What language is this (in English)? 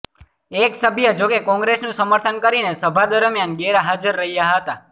Gujarati